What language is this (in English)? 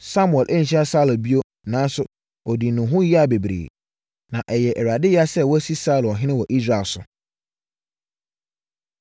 Akan